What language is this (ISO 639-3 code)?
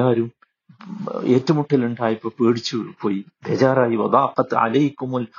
mal